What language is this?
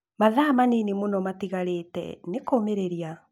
Kikuyu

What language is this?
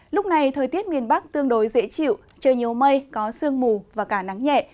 Vietnamese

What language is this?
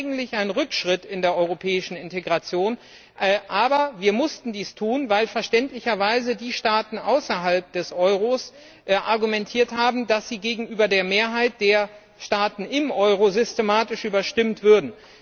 German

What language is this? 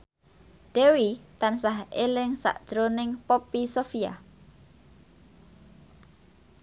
Javanese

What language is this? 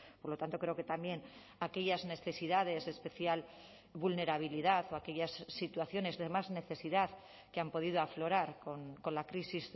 Spanish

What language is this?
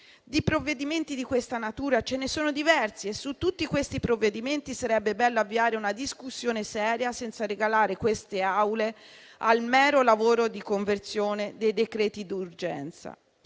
Italian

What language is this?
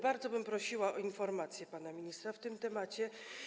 Polish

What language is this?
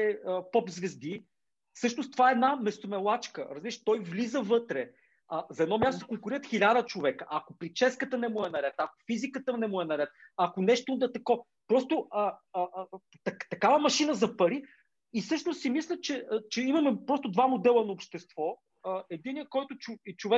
Bulgarian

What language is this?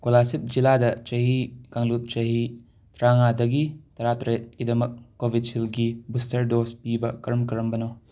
Manipuri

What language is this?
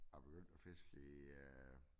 Danish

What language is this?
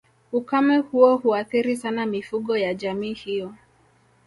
Swahili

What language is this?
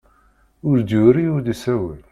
Kabyle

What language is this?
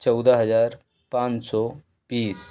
Hindi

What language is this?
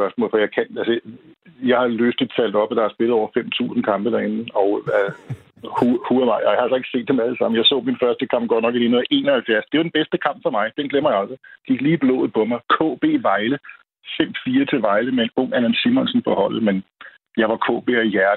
Danish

